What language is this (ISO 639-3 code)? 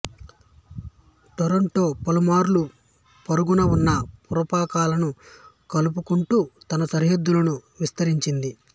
tel